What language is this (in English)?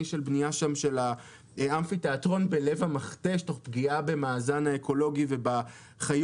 Hebrew